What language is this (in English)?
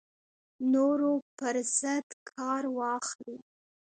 Pashto